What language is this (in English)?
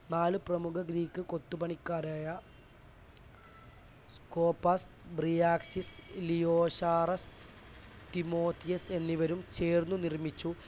Malayalam